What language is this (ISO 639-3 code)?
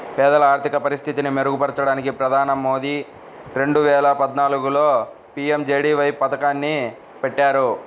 tel